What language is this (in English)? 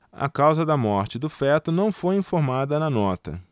Portuguese